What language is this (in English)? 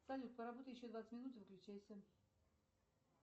Russian